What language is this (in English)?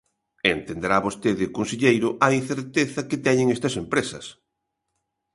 Galician